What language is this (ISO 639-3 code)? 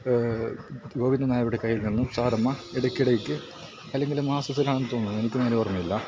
mal